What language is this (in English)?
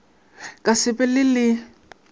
Northern Sotho